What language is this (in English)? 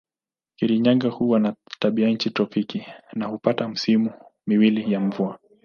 Swahili